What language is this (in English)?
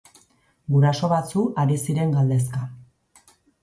Basque